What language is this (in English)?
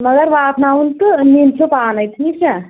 Kashmiri